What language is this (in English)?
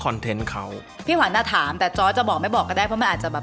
Thai